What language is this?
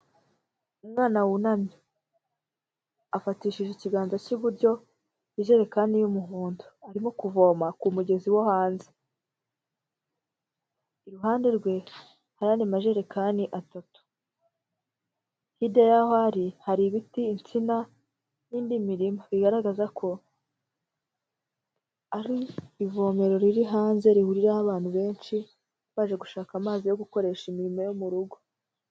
Kinyarwanda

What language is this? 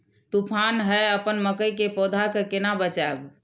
Maithili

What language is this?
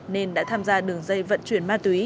Vietnamese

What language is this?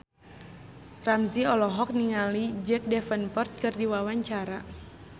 Sundanese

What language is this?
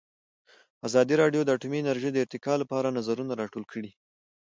Pashto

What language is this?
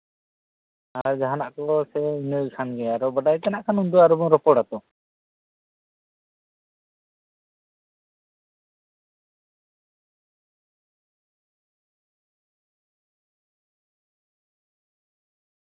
Santali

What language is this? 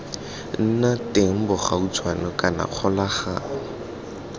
Tswana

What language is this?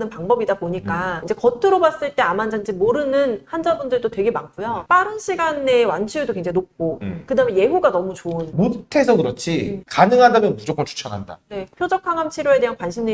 Korean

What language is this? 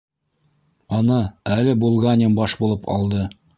Bashkir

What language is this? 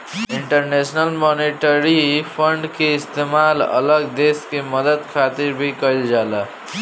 Bhojpuri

